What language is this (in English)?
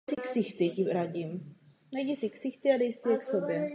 Czech